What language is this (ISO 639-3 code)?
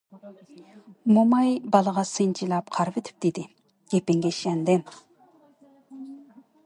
uig